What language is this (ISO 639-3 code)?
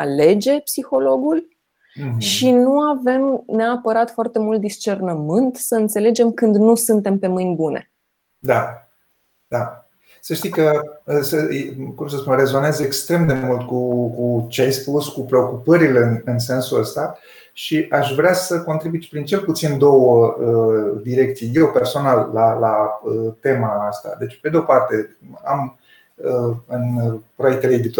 ron